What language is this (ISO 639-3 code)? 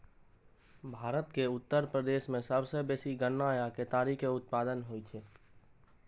mai